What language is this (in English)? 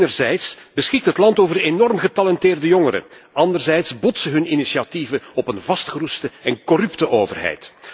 Dutch